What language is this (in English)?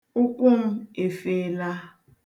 Igbo